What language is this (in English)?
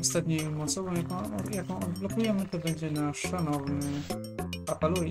Polish